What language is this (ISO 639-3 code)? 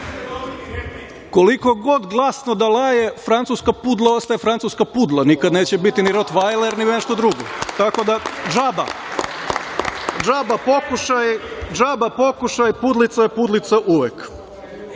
srp